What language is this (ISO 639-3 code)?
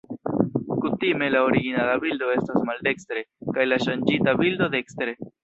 epo